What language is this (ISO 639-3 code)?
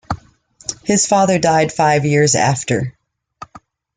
eng